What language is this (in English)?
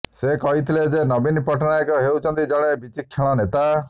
Odia